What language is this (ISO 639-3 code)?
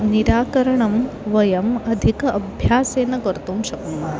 san